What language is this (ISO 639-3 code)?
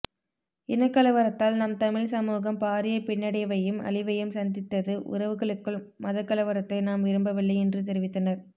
tam